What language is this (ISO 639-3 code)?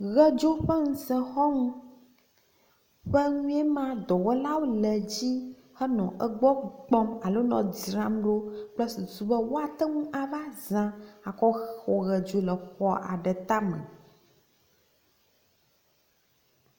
ewe